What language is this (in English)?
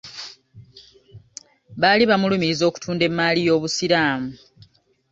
Ganda